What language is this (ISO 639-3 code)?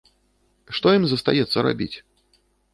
bel